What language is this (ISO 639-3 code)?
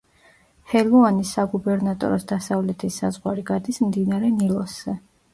kat